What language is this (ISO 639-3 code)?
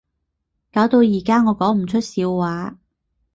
yue